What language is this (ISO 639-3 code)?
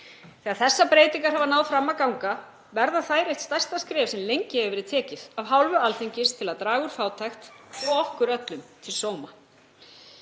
isl